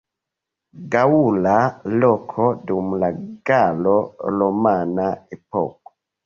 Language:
Esperanto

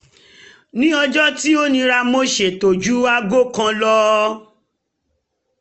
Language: Yoruba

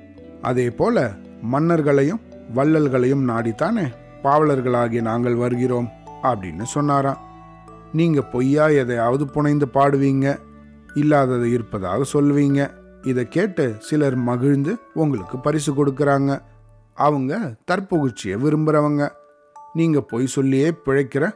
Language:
Tamil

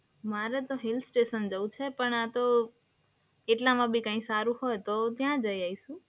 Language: Gujarati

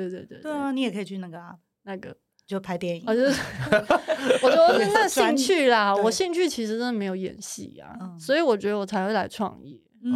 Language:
Chinese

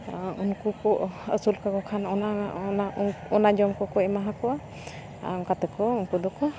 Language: Santali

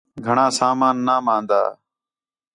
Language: Khetrani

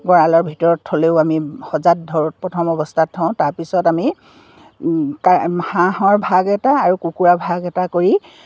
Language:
Assamese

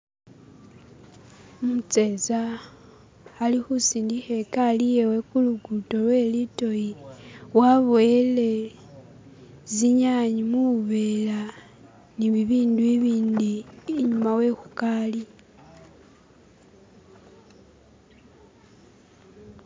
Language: Masaaba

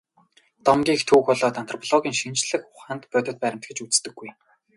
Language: Mongolian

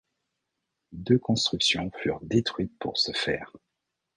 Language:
French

